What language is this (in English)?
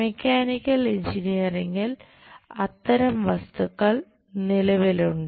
Malayalam